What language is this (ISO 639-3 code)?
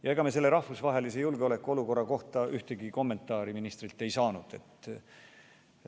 est